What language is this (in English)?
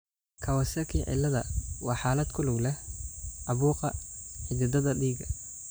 Somali